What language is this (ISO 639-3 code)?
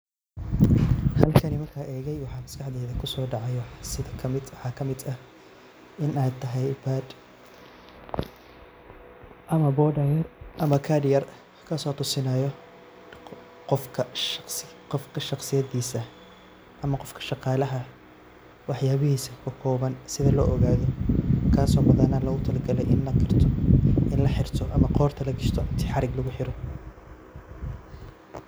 som